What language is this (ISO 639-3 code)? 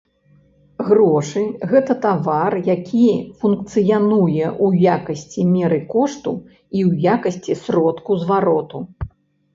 bel